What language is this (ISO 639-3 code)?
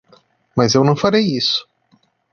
por